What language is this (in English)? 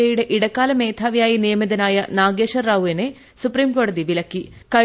Malayalam